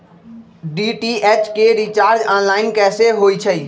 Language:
Magahi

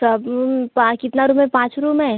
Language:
Hindi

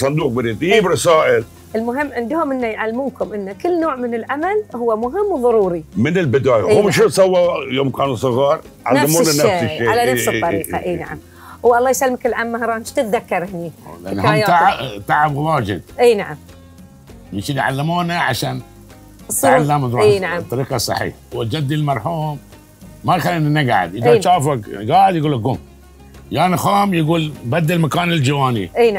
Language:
Arabic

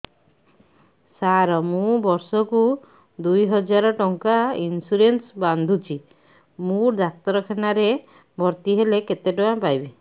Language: Odia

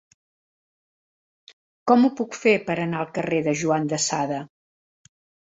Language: Catalan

